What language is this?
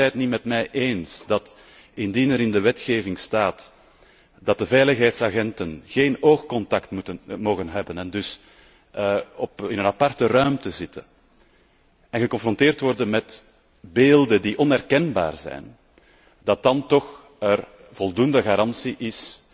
Dutch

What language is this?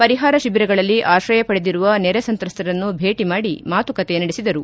Kannada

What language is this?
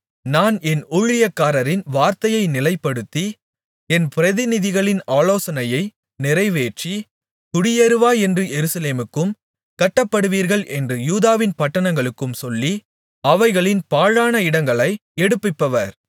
Tamil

